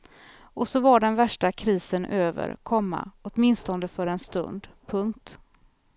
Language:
Swedish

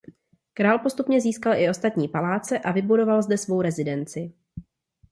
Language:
Czech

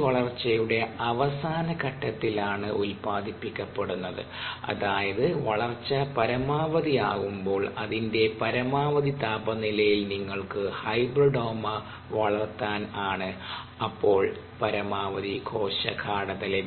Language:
Malayalam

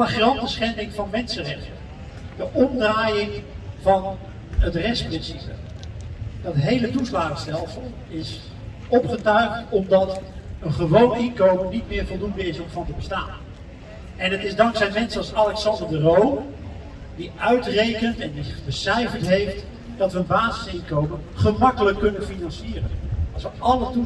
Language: Dutch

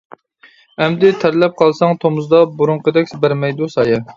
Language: Uyghur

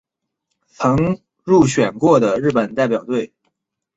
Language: Chinese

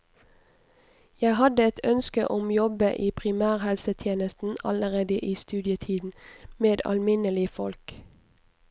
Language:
Norwegian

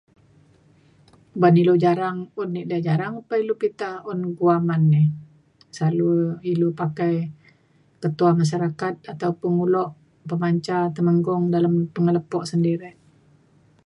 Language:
Mainstream Kenyah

